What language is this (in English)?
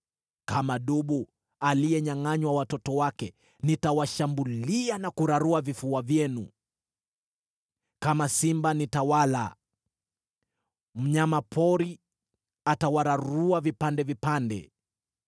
Swahili